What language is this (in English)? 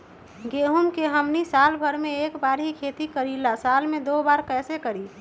Magahi